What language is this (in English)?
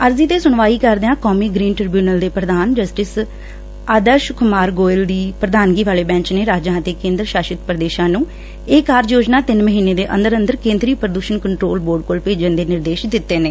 Punjabi